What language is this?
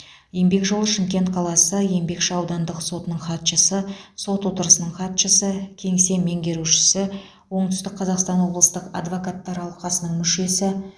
Kazakh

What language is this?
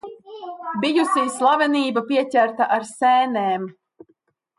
Latvian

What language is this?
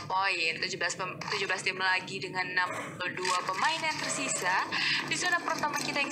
Indonesian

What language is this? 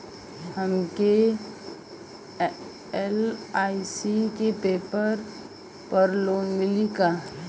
Bhojpuri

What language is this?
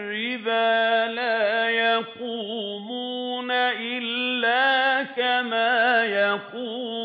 Arabic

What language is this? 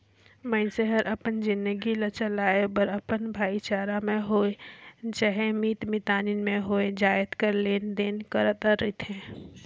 Chhattisgarhi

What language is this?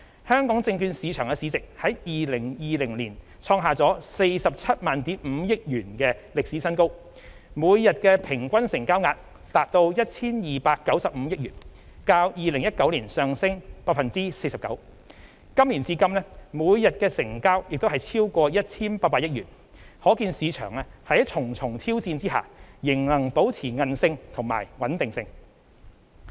Cantonese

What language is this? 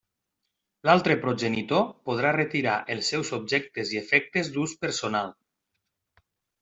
Catalan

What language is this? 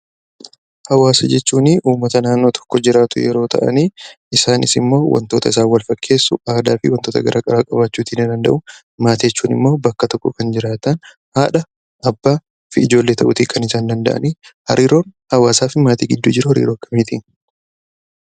Oromo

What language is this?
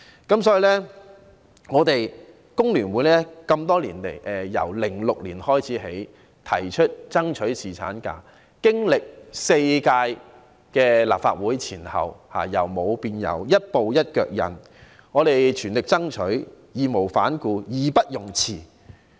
Cantonese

